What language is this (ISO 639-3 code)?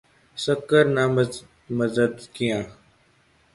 urd